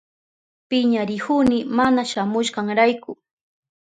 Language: Southern Pastaza Quechua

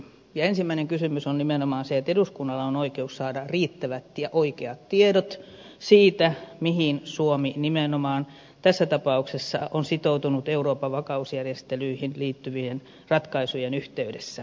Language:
Finnish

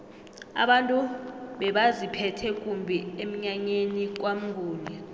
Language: South Ndebele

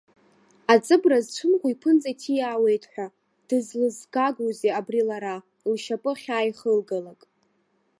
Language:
Abkhazian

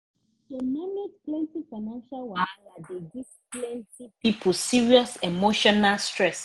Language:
Nigerian Pidgin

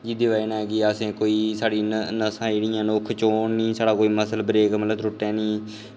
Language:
Dogri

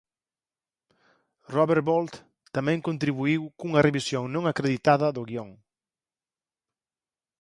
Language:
Galician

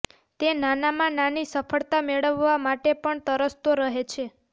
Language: Gujarati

